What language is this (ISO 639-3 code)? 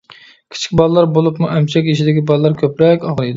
uig